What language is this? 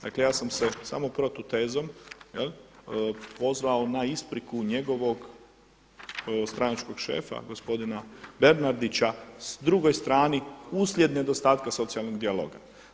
Croatian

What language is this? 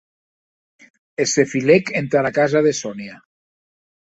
Occitan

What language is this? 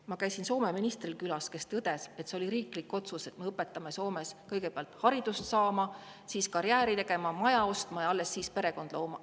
Estonian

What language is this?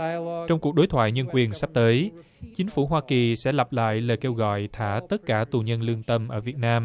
Vietnamese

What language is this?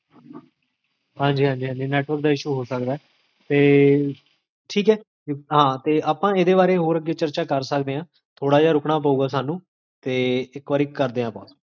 Punjabi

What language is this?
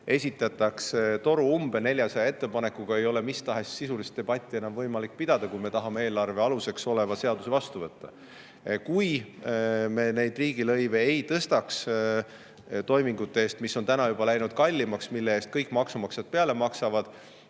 Estonian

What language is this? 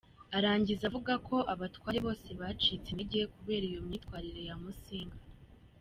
Kinyarwanda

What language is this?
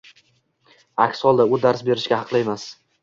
Uzbek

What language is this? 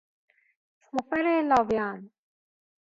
Persian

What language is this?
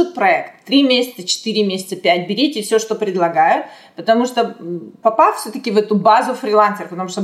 Russian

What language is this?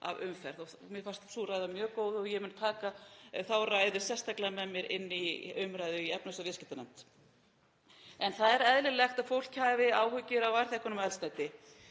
Icelandic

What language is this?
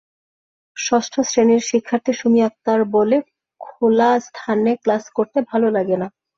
Bangla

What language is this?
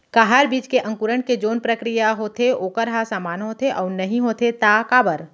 Chhattisgarhi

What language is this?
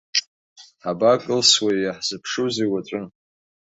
Abkhazian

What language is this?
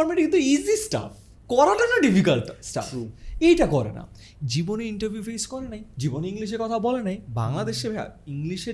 Bangla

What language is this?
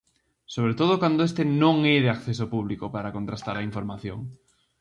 Galician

